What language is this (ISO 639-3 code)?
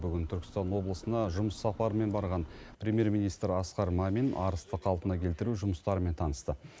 kaz